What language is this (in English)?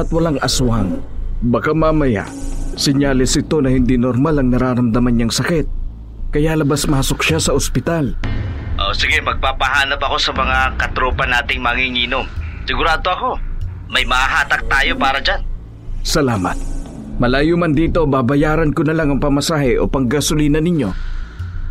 Filipino